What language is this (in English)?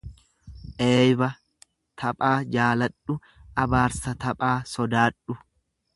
Oromo